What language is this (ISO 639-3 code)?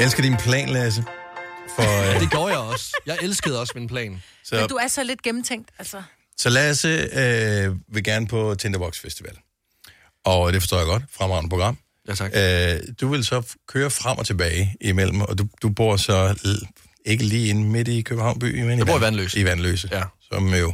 dan